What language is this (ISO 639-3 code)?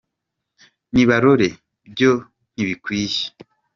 kin